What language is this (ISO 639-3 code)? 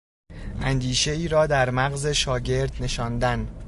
fas